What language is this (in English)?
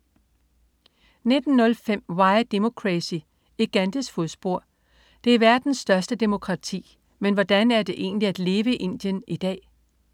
Danish